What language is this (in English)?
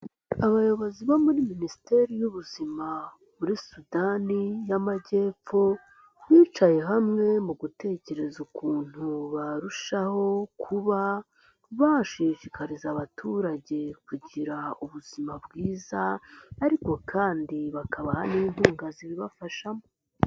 Kinyarwanda